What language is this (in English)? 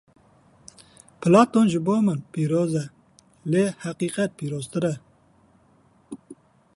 Kurdish